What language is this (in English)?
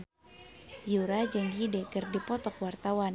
Sundanese